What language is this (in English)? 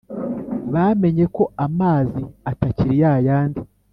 Kinyarwanda